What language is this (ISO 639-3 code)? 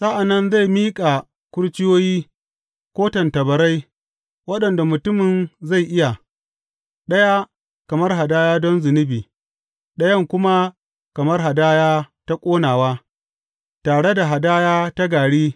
hau